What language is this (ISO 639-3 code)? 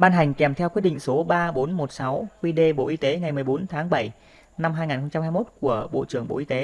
vie